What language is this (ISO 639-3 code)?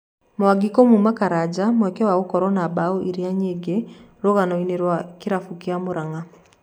kik